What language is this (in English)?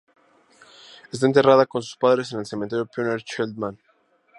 Spanish